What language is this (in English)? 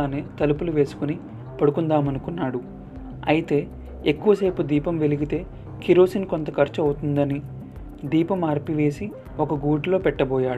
Telugu